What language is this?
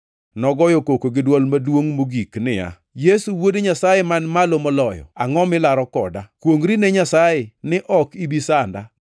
Luo (Kenya and Tanzania)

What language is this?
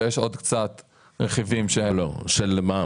Hebrew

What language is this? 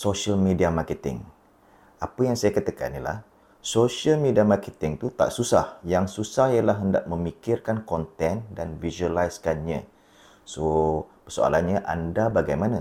Malay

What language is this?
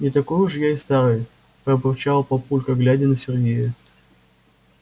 Russian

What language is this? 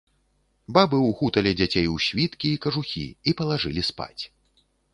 Belarusian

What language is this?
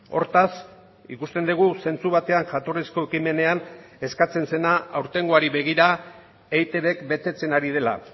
Basque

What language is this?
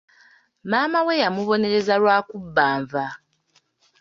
Ganda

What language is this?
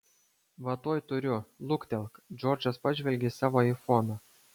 Lithuanian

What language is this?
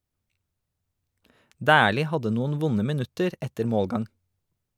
Norwegian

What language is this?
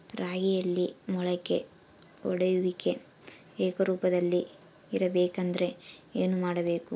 Kannada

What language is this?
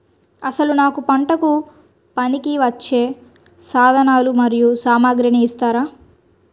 Telugu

